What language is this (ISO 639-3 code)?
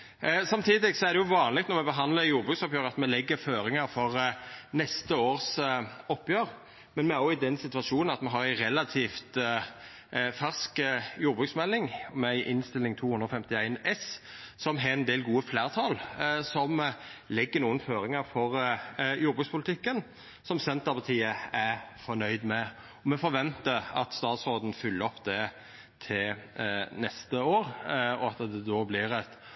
nno